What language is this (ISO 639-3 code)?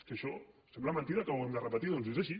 cat